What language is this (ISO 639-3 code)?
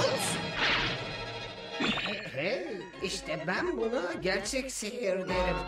tur